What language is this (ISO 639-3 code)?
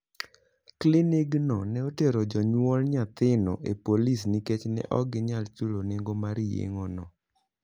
luo